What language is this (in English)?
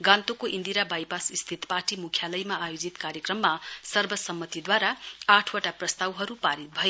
Nepali